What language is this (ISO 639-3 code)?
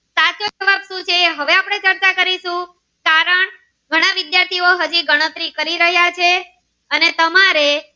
guj